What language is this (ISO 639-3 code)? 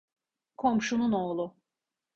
tur